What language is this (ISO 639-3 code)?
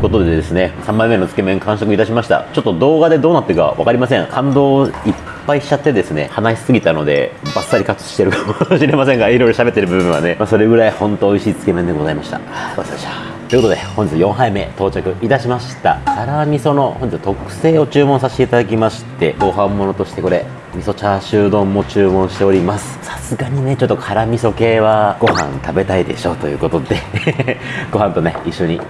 jpn